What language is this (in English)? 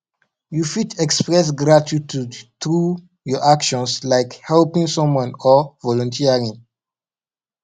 Nigerian Pidgin